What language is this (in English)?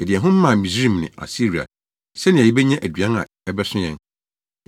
Akan